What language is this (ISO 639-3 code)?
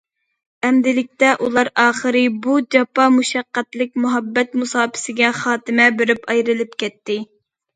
uig